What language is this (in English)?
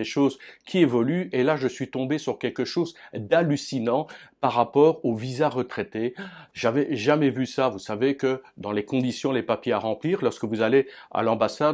French